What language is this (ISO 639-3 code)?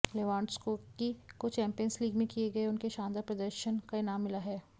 hin